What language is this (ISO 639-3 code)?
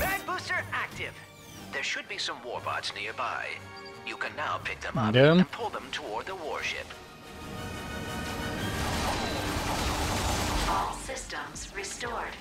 hun